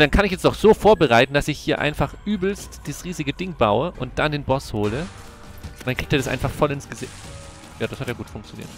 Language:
German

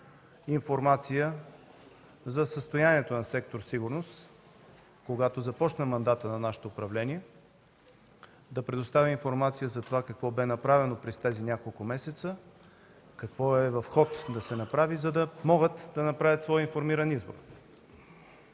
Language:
Bulgarian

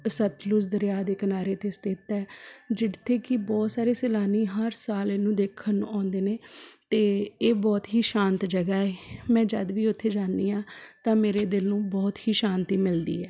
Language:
Punjabi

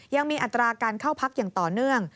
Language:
Thai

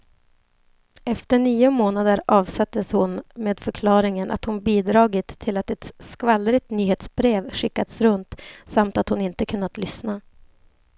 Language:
Swedish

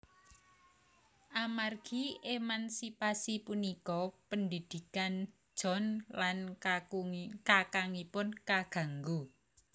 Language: Javanese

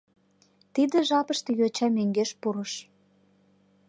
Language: Mari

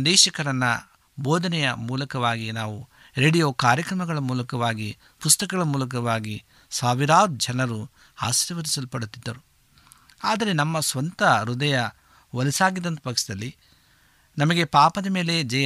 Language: Kannada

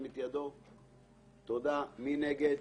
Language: Hebrew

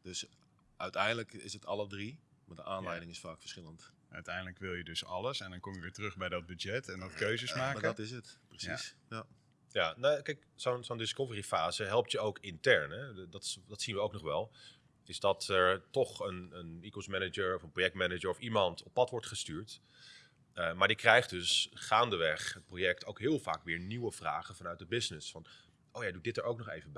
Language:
Dutch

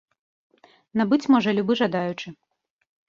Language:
Belarusian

